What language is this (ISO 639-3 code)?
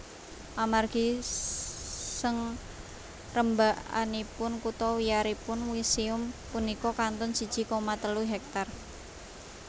jav